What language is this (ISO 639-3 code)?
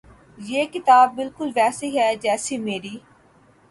urd